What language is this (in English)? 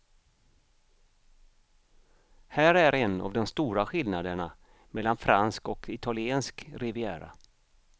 Swedish